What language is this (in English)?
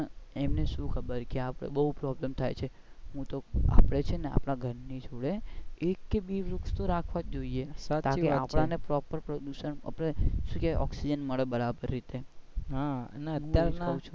Gujarati